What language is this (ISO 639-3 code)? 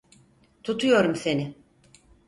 tur